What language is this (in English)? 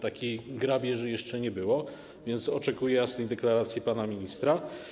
Polish